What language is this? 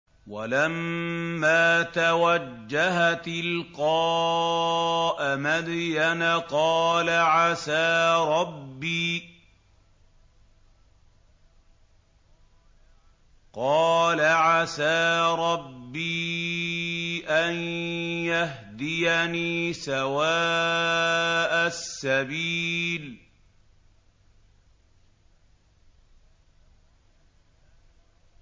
Arabic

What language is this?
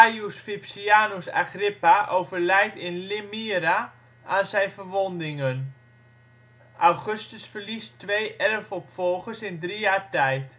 Dutch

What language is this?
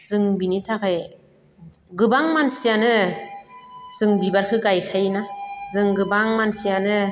Bodo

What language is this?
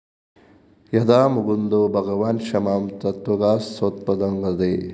Malayalam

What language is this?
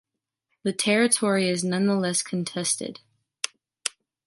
English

